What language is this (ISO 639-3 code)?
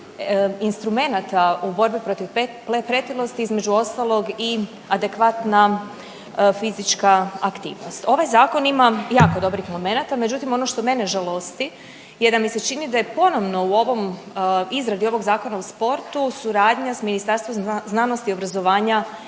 hrv